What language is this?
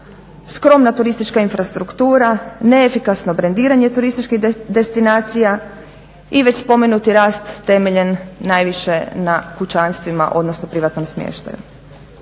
Croatian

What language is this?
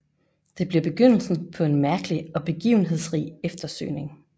Danish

